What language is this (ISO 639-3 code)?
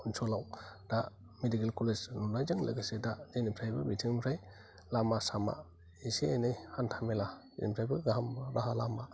brx